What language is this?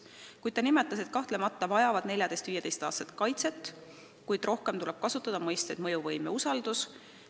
Estonian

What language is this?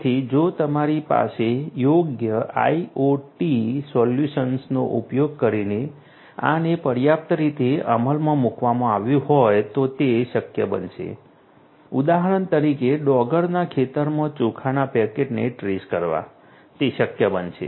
Gujarati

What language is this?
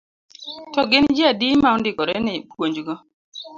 Luo (Kenya and Tanzania)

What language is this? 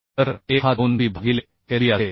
Marathi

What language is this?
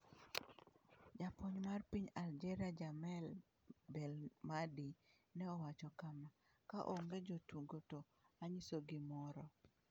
Luo (Kenya and Tanzania)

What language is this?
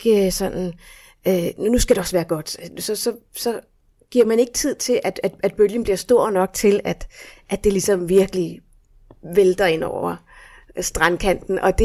Danish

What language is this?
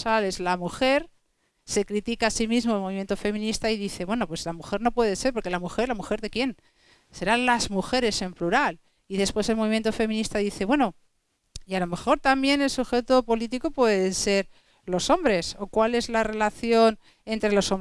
Spanish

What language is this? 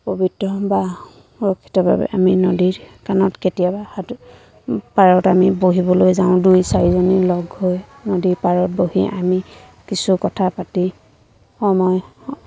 Assamese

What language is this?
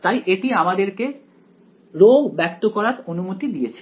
Bangla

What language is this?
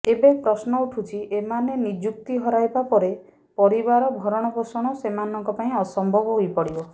Odia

